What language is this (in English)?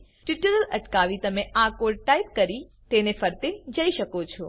Gujarati